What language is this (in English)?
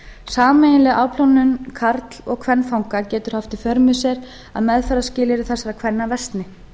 Icelandic